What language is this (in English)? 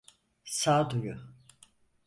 Turkish